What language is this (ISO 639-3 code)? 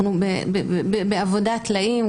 heb